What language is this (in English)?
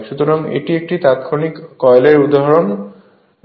Bangla